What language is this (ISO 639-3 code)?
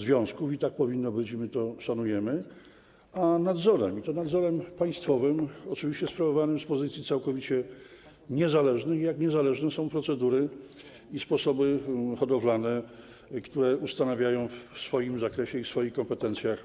pol